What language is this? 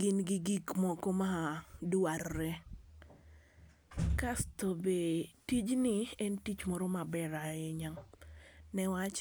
Luo (Kenya and Tanzania)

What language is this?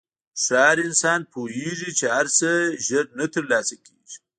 Pashto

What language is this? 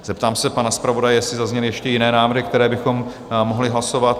Czech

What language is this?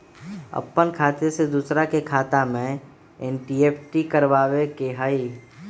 Magahi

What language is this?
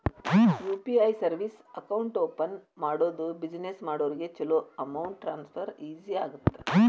Kannada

